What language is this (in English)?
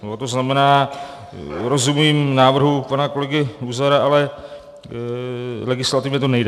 Czech